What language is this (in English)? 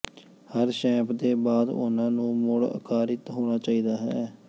Punjabi